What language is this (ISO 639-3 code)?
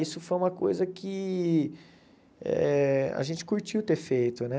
por